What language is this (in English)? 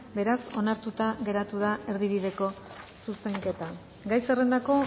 Basque